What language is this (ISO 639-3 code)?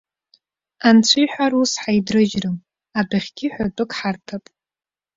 abk